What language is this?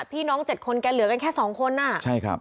Thai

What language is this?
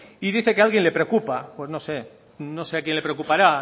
Spanish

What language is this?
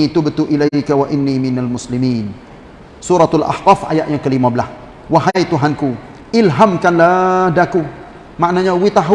Malay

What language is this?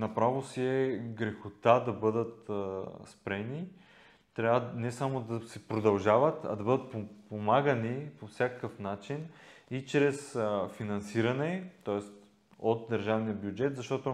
Bulgarian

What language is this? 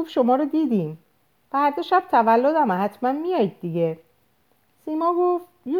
Persian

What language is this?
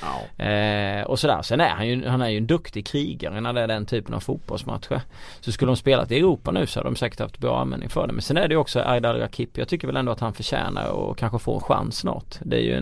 Swedish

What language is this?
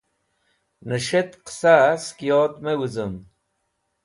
Wakhi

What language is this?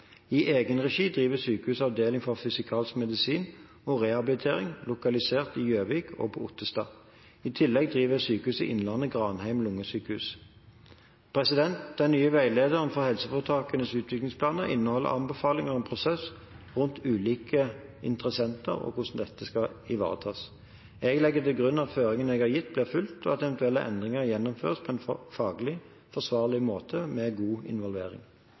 Norwegian Bokmål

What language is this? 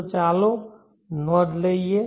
Gujarati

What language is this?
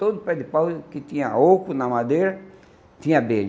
Portuguese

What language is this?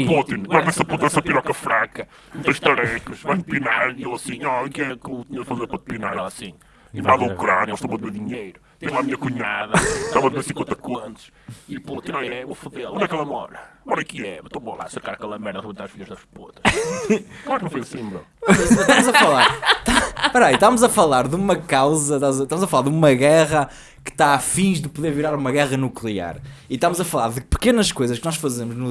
Portuguese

